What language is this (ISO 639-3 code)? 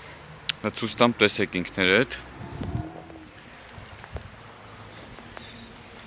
tur